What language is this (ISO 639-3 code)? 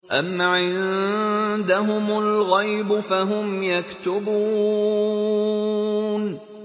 ara